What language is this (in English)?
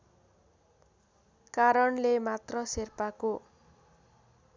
Nepali